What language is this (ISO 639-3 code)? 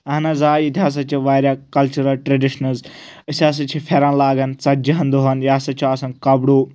kas